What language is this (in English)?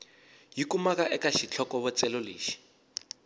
Tsonga